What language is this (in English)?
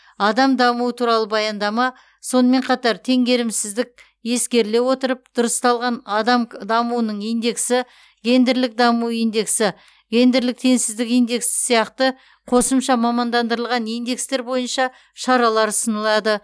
Kazakh